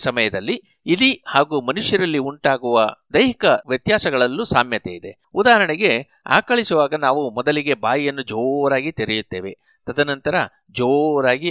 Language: Kannada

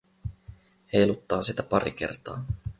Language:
Finnish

